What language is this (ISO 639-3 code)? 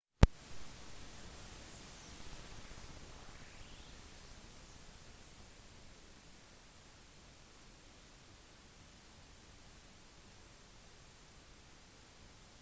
nob